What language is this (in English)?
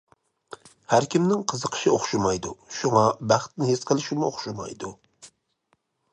Uyghur